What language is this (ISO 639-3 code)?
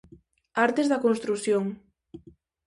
glg